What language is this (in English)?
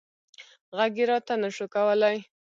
Pashto